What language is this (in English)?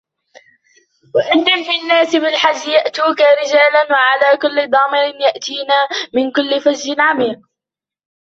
Arabic